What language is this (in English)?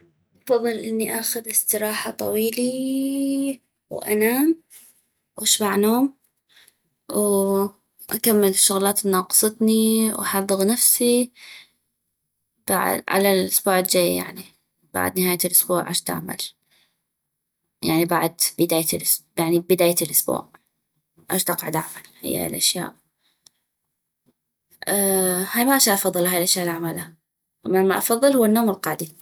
North Mesopotamian Arabic